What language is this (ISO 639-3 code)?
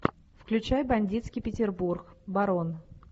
rus